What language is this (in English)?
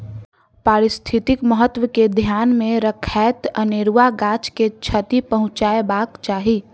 Maithili